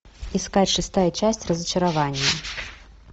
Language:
Russian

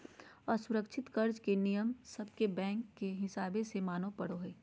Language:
Magahi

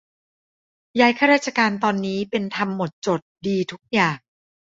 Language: Thai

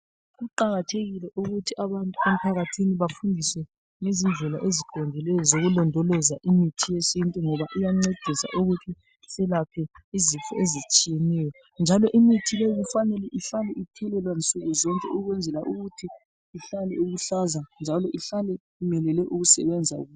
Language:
North Ndebele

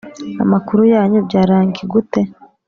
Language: Kinyarwanda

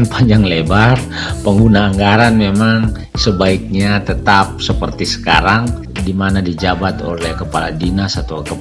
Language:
Indonesian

